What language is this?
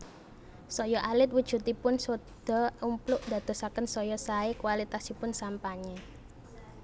Javanese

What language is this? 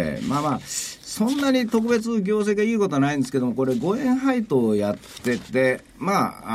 Japanese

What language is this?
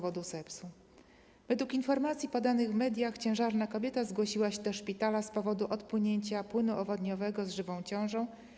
Polish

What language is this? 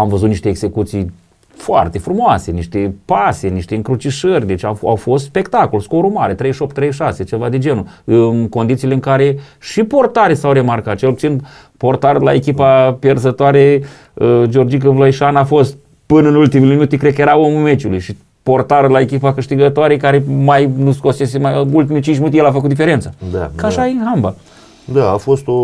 Romanian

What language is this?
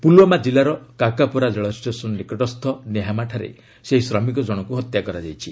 Odia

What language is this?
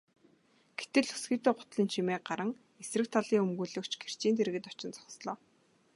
Mongolian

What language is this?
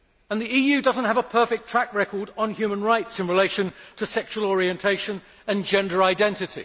English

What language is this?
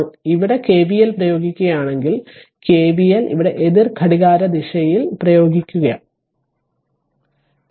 Malayalam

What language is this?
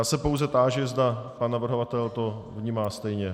Czech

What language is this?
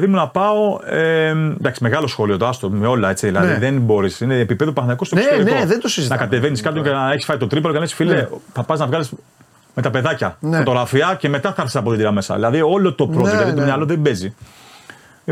Greek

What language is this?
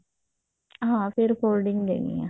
Punjabi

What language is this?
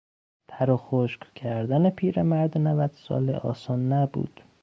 Persian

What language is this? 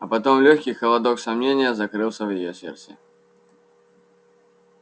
Russian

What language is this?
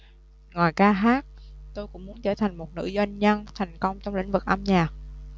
Vietnamese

